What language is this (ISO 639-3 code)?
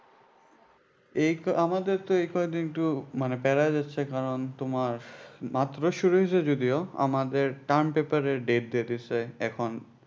ben